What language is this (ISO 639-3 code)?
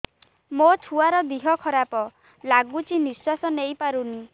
ori